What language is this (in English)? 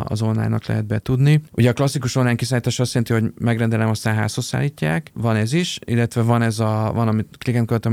Hungarian